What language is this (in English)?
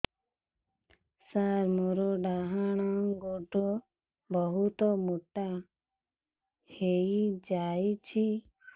Odia